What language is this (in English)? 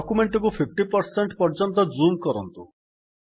Odia